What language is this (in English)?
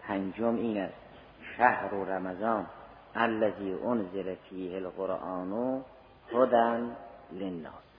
Persian